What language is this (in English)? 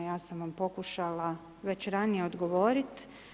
Croatian